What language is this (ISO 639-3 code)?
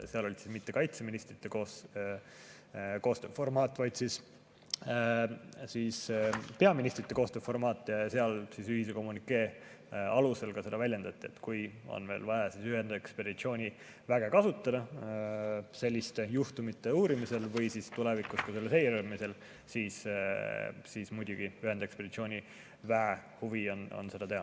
est